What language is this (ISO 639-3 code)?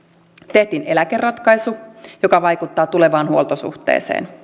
fin